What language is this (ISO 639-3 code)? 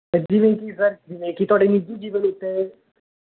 pan